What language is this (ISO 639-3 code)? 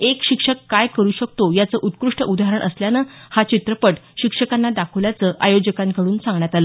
mar